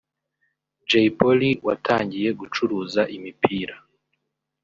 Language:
Kinyarwanda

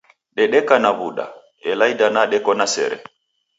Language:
Taita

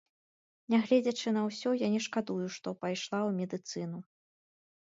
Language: Belarusian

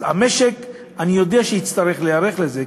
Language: Hebrew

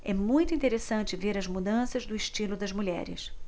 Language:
Portuguese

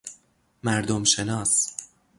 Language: Persian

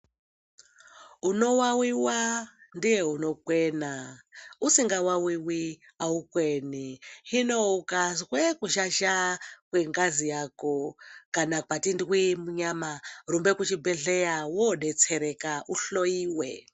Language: Ndau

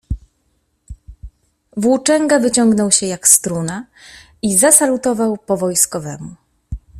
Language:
Polish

